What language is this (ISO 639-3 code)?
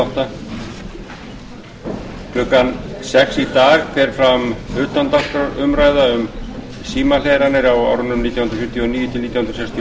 isl